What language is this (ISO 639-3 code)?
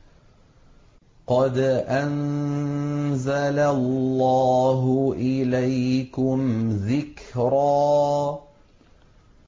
ara